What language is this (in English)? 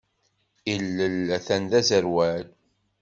Kabyle